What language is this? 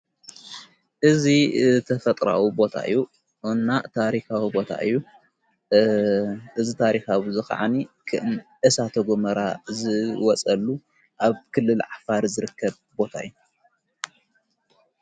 Tigrinya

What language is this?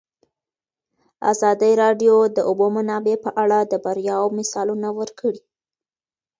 Pashto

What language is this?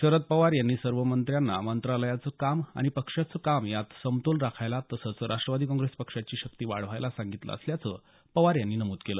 Marathi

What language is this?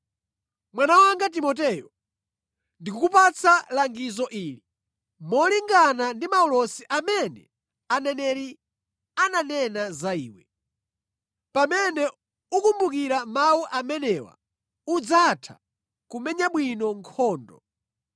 Nyanja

